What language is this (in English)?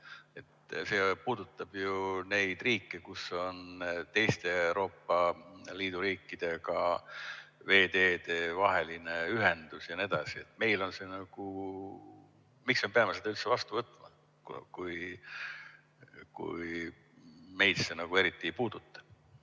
Estonian